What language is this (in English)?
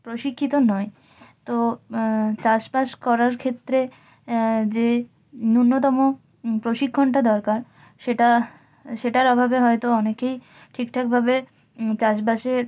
Bangla